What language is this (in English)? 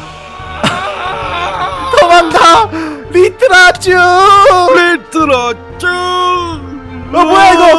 Korean